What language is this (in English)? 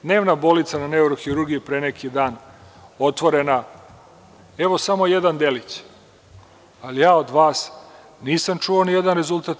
Serbian